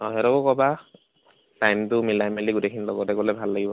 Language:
Assamese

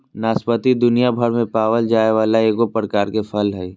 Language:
Magahi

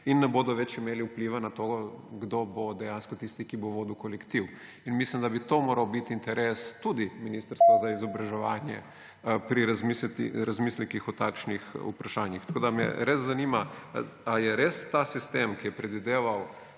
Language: Slovenian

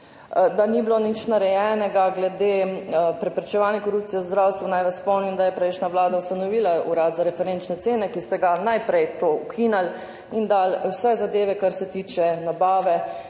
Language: Slovenian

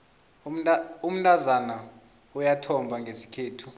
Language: South Ndebele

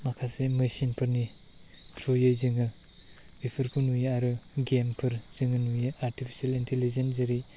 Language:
Bodo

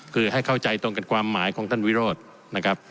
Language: Thai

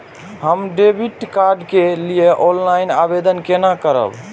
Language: Maithili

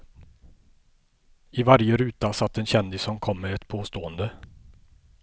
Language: Swedish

